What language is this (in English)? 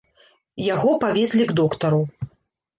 Belarusian